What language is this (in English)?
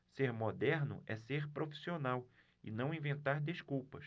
Portuguese